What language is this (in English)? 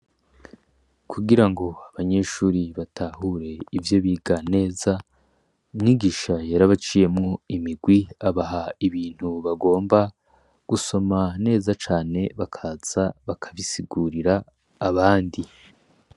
Rundi